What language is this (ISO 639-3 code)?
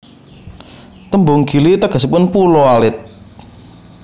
jav